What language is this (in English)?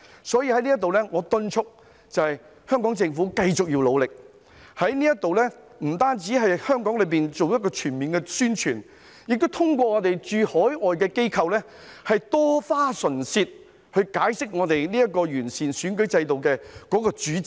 Cantonese